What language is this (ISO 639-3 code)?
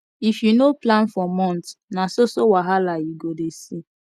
pcm